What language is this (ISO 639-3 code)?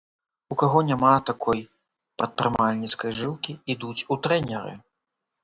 bel